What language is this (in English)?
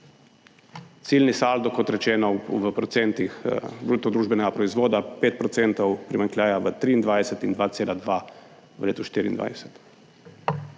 Slovenian